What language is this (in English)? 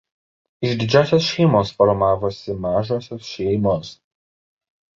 Lithuanian